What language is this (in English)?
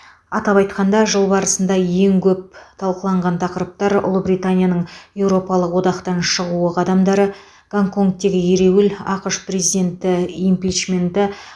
Kazakh